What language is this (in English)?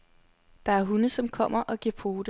Danish